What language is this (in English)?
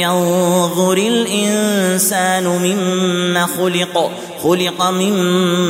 Arabic